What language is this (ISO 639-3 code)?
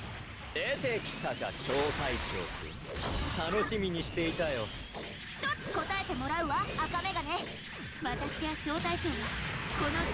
jpn